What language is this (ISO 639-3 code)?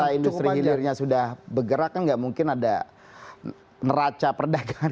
ind